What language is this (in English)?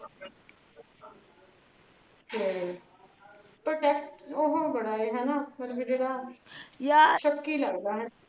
Punjabi